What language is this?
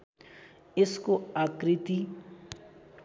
Nepali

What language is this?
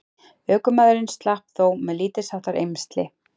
Icelandic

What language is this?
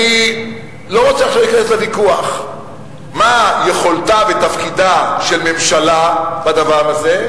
Hebrew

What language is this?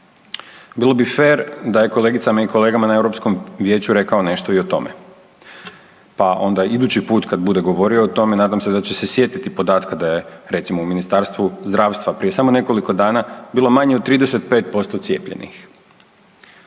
Croatian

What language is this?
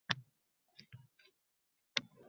Uzbek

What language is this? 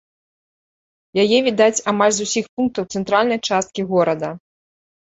Belarusian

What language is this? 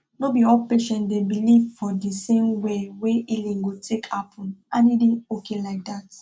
Nigerian Pidgin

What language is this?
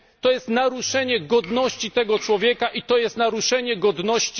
Polish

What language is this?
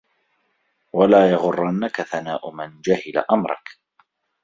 Arabic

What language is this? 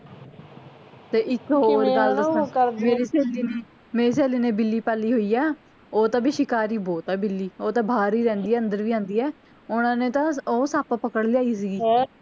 Punjabi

